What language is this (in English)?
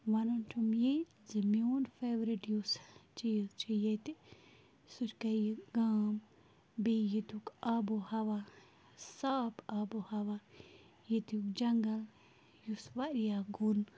Kashmiri